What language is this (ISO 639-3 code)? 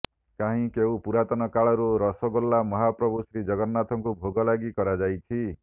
ori